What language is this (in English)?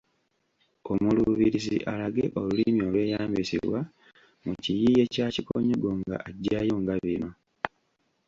Ganda